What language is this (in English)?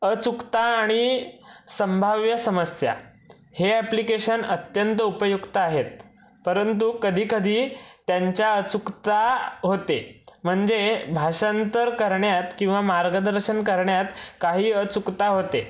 Marathi